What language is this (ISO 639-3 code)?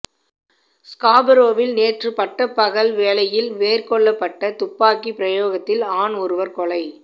tam